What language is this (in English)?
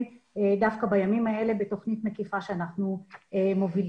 Hebrew